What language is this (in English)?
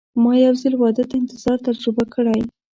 Pashto